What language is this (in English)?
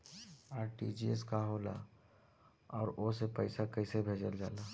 Bhojpuri